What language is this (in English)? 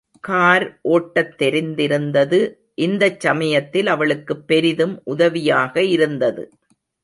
Tamil